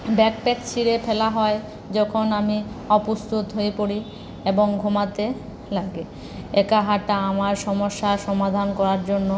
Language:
Bangla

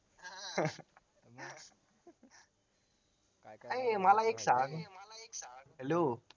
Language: Marathi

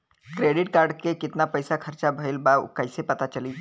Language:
Bhojpuri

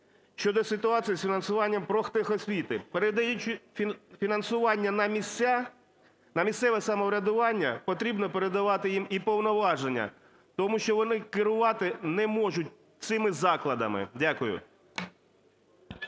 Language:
Ukrainian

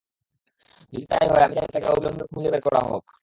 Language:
Bangla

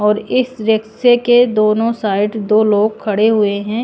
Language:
Hindi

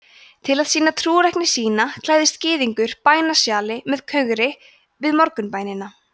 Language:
Icelandic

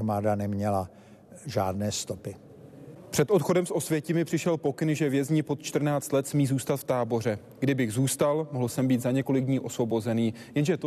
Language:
Czech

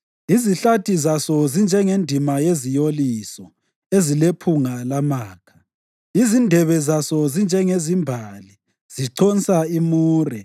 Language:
North Ndebele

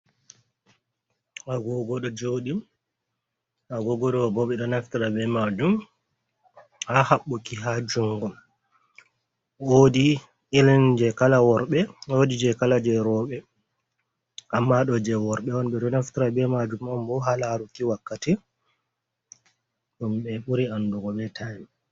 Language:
Fula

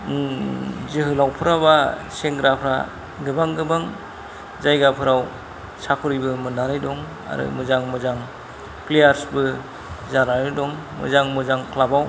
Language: Bodo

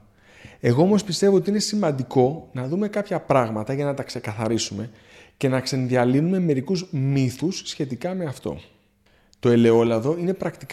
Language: Greek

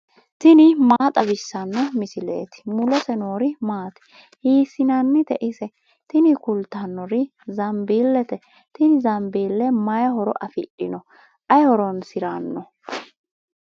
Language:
Sidamo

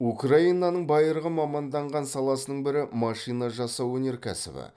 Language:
Kazakh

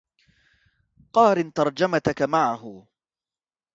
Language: Arabic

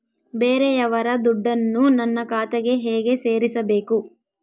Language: Kannada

